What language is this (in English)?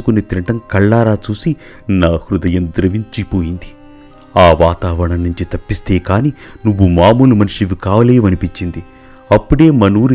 Telugu